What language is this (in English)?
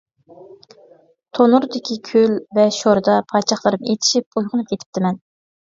Uyghur